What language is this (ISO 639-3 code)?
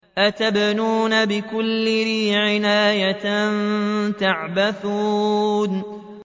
ara